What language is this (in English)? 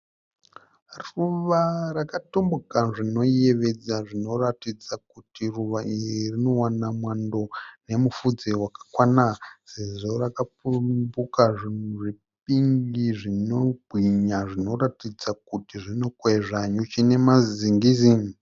Shona